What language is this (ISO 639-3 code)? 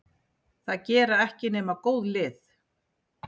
isl